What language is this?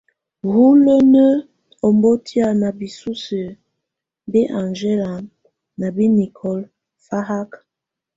Tunen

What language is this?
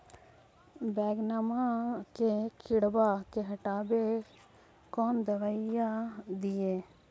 Magahi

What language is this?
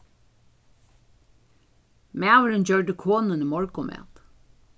Faroese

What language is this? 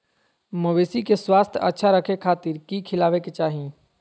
Magahi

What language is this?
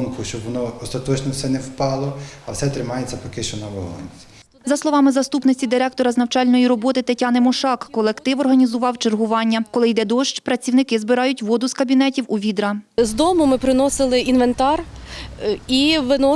Ukrainian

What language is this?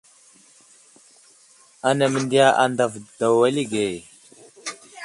Wuzlam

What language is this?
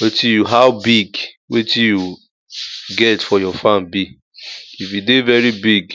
Nigerian Pidgin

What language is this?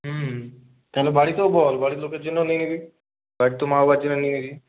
Bangla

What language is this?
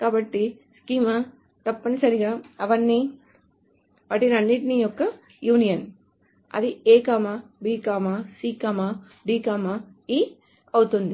Telugu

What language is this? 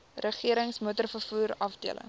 Afrikaans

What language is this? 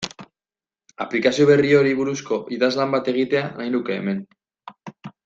Basque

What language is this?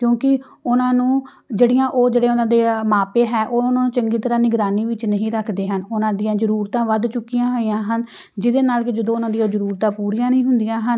Punjabi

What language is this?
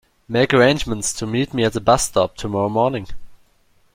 English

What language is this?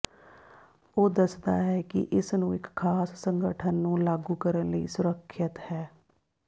Punjabi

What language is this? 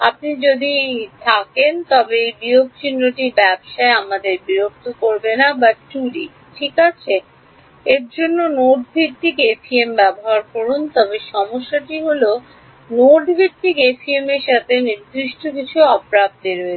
Bangla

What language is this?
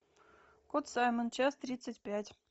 Russian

